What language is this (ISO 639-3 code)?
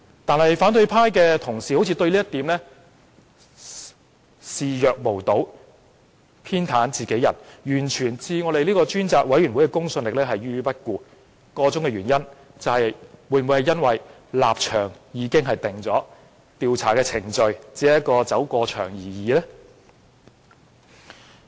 yue